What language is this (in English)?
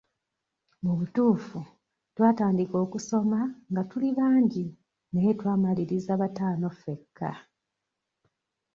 Ganda